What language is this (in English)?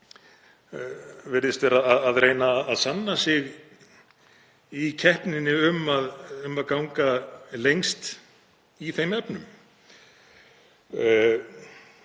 Icelandic